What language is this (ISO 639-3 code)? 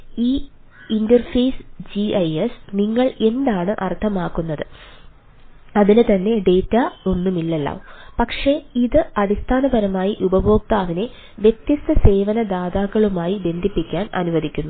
mal